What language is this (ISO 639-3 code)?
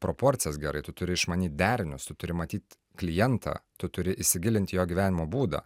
lit